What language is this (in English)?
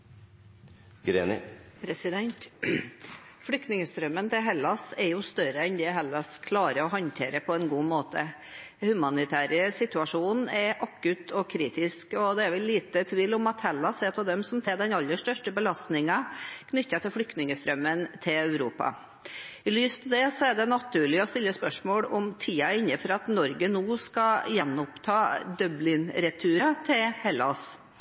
Norwegian